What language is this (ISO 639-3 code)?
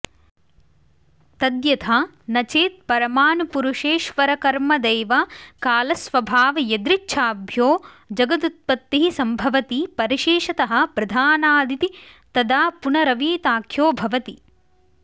san